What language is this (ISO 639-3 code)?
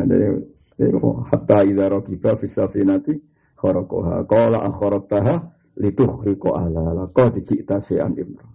msa